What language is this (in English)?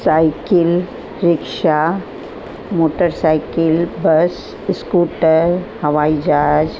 Sindhi